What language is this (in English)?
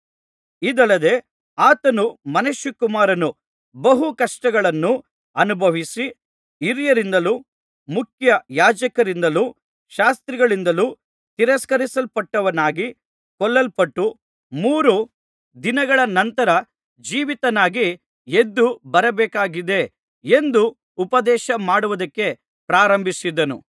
Kannada